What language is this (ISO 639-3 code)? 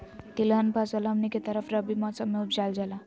mag